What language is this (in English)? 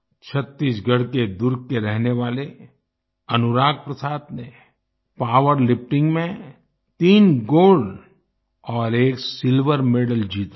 Hindi